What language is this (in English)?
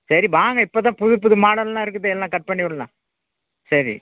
Tamil